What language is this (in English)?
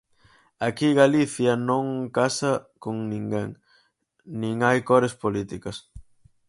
Galician